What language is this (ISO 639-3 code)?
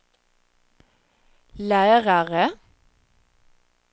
swe